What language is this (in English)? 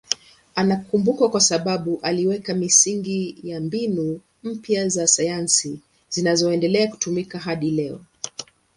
Swahili